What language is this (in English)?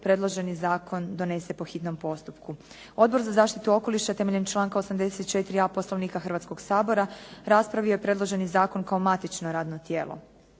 Croatian